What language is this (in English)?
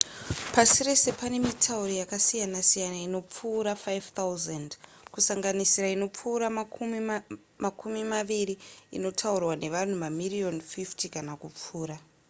Shona